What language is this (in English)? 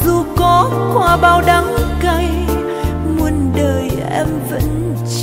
Vietnamese